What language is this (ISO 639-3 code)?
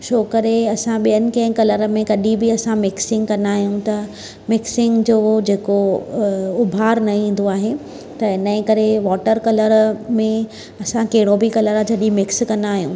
snd